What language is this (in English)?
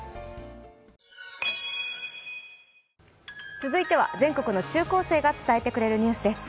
Japanese